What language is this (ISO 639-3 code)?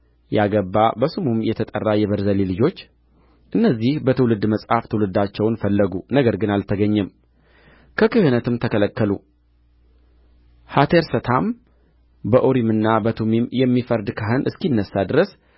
amh